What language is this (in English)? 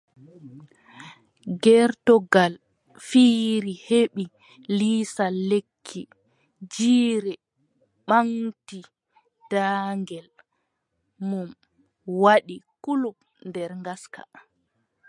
Adamawa Fulfulde